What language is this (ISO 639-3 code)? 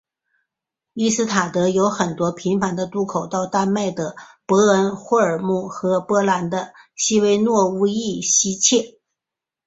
zho